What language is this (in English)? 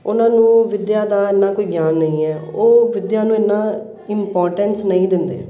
Punjabi